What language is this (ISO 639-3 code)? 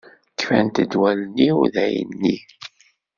kab